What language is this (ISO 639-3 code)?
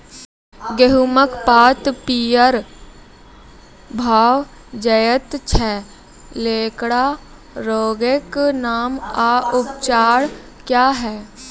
mai